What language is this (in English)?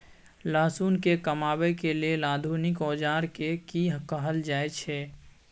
Maithili